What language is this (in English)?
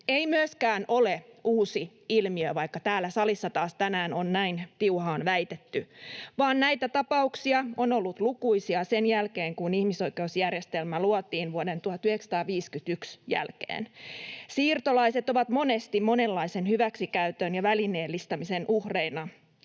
Finnish